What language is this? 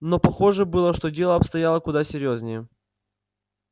Russian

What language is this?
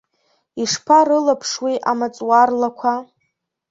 Abkhazian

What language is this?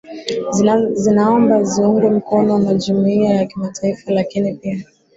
Swahili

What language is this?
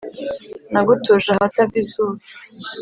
Kinyarwanda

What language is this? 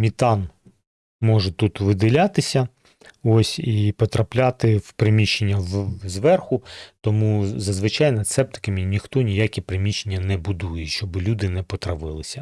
Ukrainian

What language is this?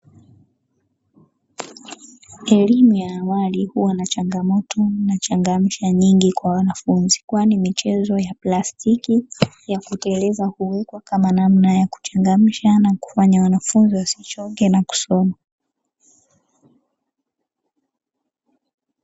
Swahili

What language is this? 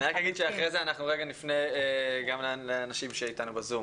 Hebrew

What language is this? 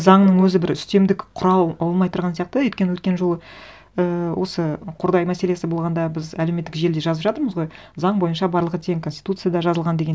Kazakh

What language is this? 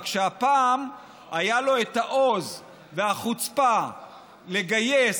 Hebrew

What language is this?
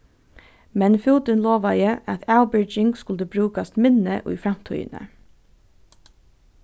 Faroese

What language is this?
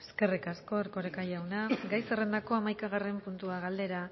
Basque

